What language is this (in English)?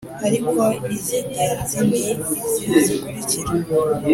Kinyarwanda